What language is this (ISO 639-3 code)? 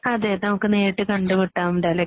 mal